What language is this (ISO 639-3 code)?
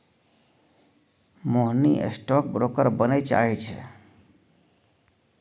mai